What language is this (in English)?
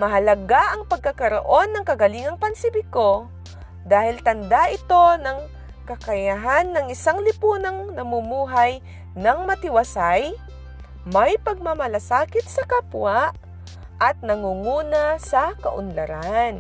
Filipino